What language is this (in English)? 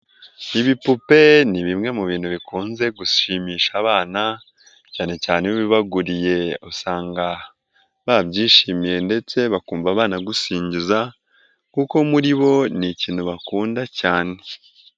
Kinyarwanda